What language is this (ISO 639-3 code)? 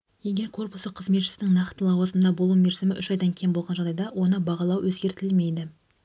kaz